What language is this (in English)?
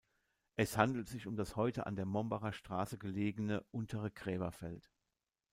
German